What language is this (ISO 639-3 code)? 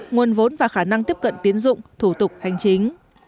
vie